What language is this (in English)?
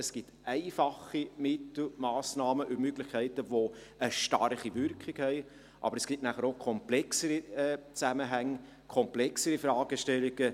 Swiss German